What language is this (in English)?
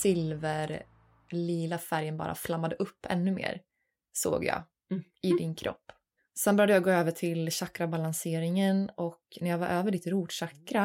Swedish